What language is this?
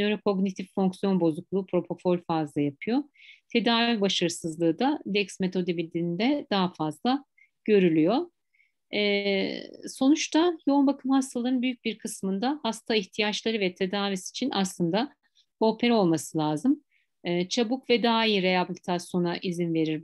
Turkish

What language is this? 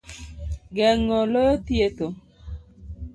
Luo (Kenya and Tanzania)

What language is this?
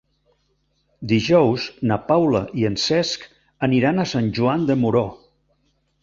Catalan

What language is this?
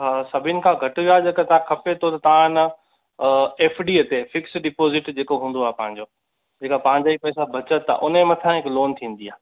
Sindhi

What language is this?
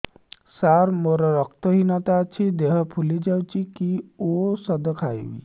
Odia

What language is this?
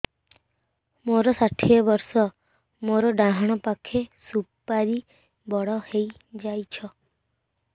Odia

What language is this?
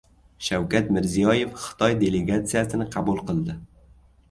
Uzbek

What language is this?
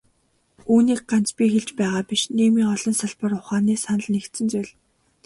Mongolian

